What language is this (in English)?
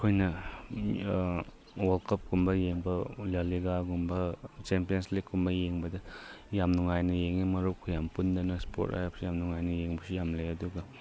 Manipuri